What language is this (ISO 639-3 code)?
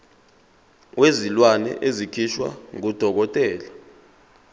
zul